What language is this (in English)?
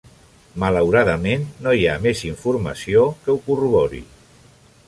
Catalan